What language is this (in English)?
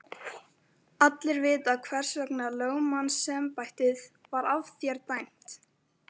Icelandic